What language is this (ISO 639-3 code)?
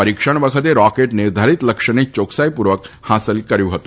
guj